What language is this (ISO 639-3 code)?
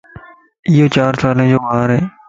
lss